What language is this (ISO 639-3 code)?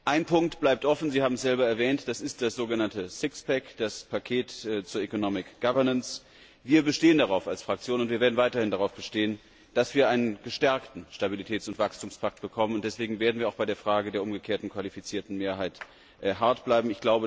deu